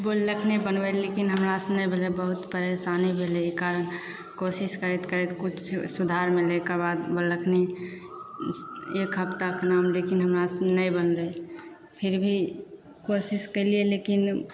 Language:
Maithili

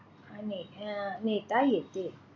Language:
Marathi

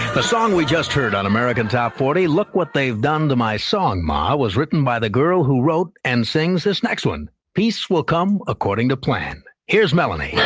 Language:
English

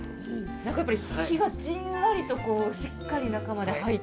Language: Japanese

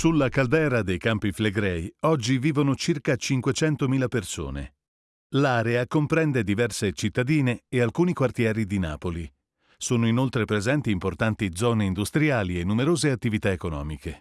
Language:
Italian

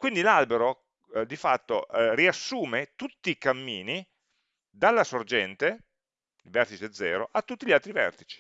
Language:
Italian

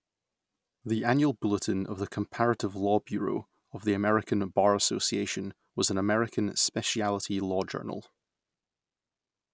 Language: English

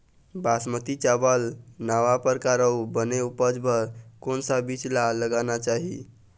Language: Chhattisgarhi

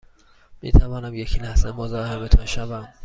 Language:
Persian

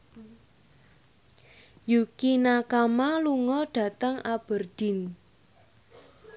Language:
Javanese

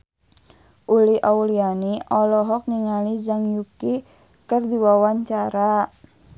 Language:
Sundanese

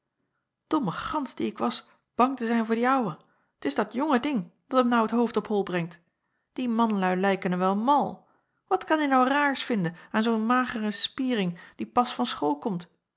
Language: Dutch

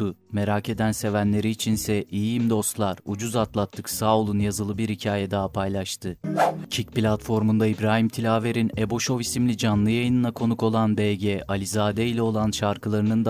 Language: Turkish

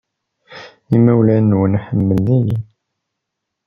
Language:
Kabyle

